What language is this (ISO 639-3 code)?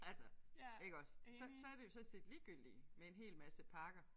dan